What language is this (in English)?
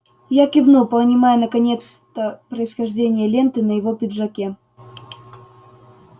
Russian